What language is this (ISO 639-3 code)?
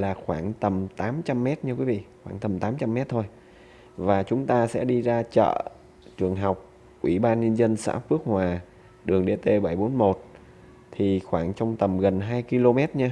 vie